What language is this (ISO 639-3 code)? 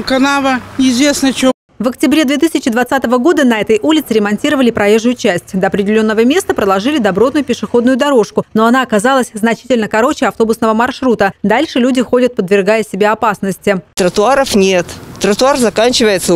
rus